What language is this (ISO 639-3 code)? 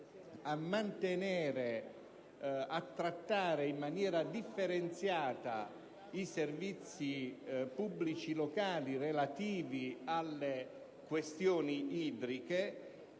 ita